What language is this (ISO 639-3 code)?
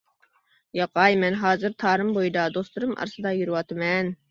uig